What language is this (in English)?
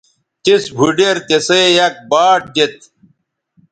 Bateri